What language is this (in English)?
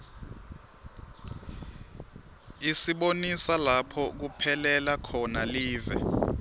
Swati